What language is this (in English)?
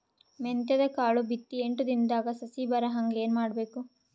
Kannada